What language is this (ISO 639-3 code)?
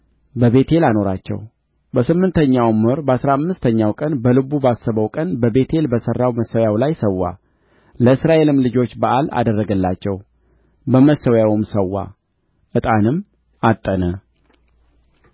amh